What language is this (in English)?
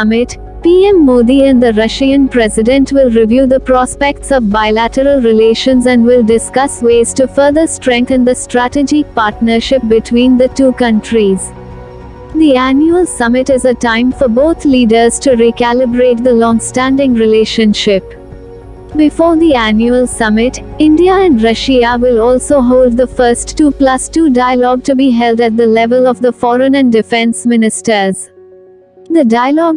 English